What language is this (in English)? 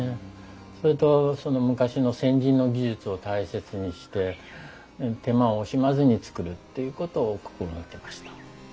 Japanese